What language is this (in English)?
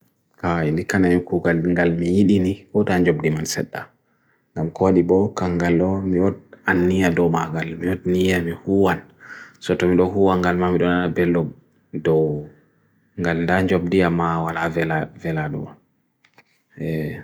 Bagirmi Fulfulde